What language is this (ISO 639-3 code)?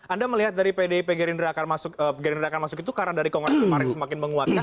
ind